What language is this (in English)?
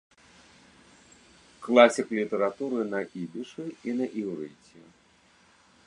Belarusian